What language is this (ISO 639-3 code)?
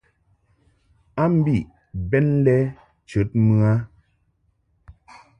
mhk